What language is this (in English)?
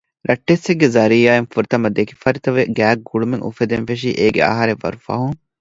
Divehi